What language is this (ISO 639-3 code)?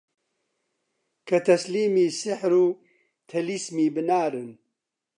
ckb